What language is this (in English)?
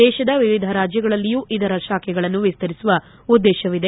Kannada